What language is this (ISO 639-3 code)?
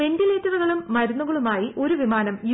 mal